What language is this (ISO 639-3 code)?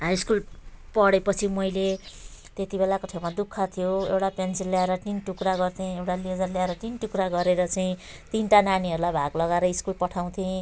nep